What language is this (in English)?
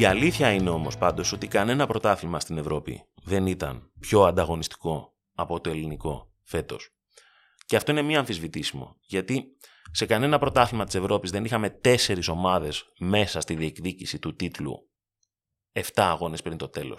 Greek